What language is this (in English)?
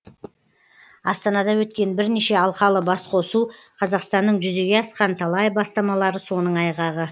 Kazakh